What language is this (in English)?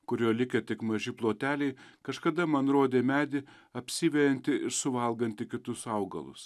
Lithuanian